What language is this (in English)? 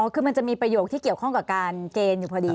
Thai